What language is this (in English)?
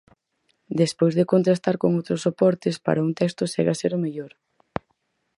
Galician